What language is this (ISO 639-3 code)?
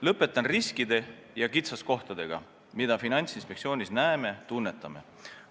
est